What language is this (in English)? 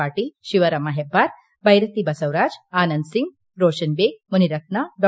Kannada